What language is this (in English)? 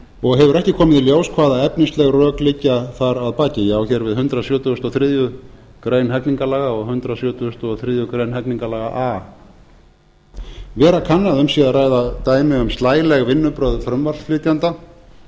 Icelandic